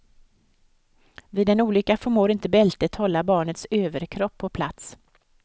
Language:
Swedish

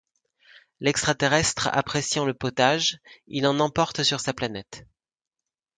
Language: French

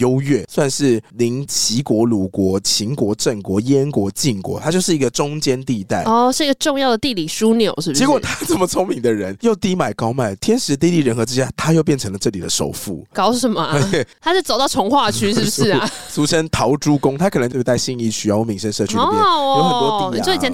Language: Chinese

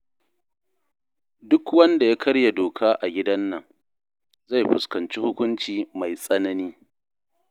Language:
Hausa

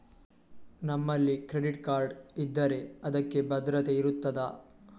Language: Kannada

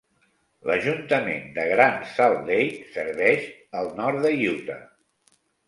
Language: Catalan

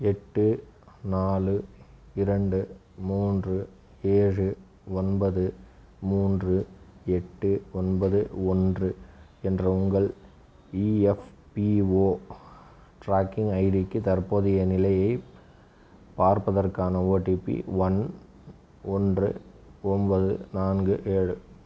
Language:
Tamil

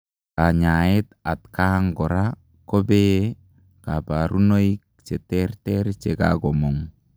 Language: Kalenjin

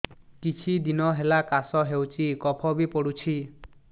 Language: Odia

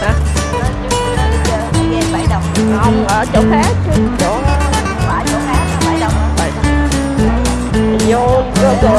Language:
Vietnamese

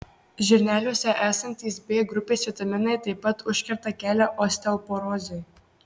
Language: Lithuanian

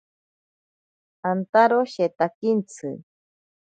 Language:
Ashéninka Perené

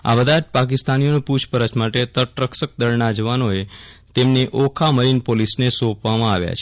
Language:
Gujarati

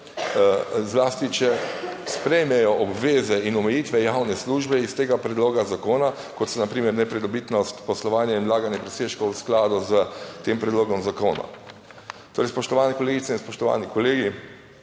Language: Slovenian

